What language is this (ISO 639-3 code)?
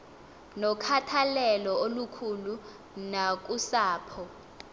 xho